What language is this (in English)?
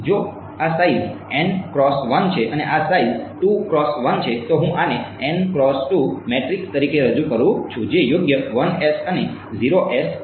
Gujarati